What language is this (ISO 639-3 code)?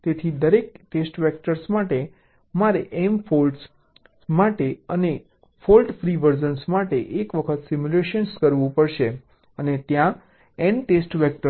guj